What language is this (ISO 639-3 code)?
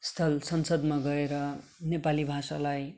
nep